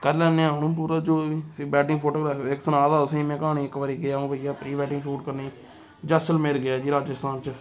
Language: Dogri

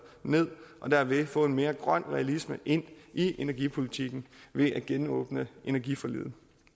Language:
Danish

